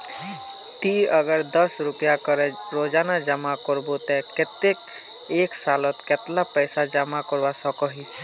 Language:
Magahi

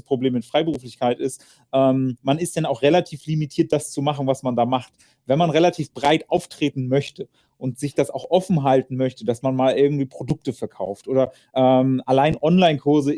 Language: German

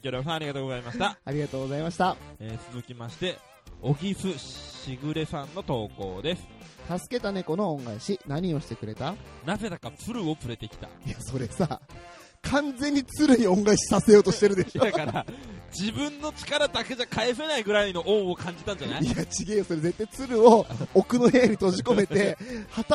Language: Japanese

